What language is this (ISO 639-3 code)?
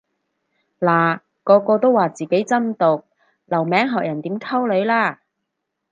yue